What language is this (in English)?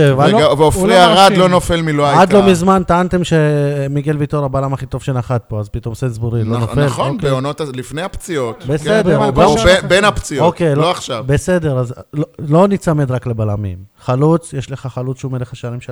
Hebrew